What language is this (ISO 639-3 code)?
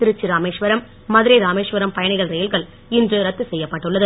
tam